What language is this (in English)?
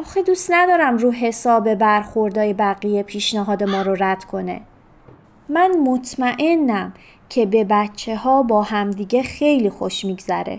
Persian